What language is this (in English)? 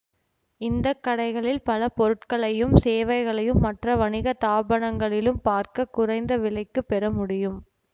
Tamil